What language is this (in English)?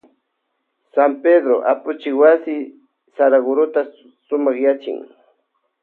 Loja Highland Quichua